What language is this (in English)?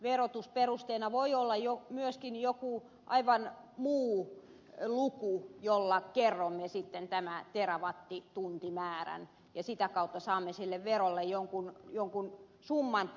Finnish